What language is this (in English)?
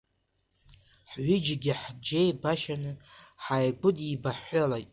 Abkhazian